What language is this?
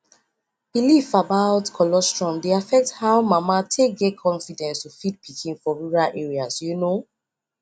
Nigerian Pidgin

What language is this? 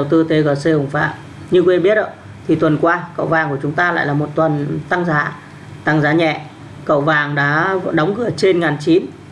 Vietnamese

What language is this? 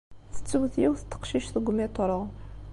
Kabyle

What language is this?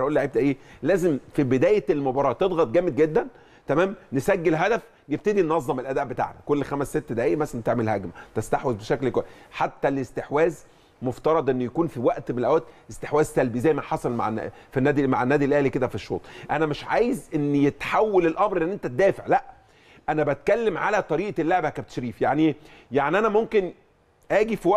Arabic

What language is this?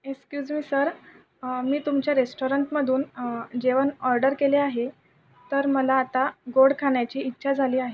Marathi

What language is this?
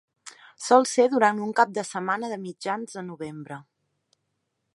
Catalan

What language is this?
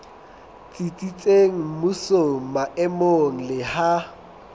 Southern Sotho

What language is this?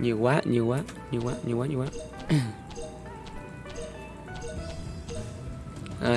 Vietnamese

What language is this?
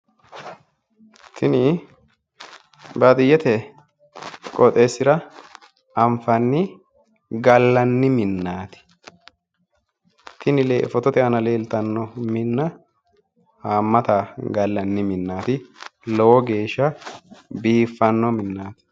Sidamo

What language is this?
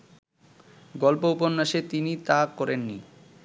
Bangla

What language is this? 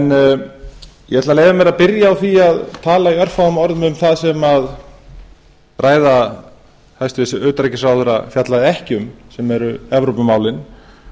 Icelandic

